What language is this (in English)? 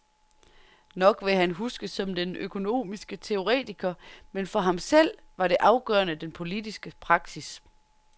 Danish